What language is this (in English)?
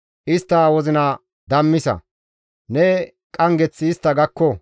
Gamo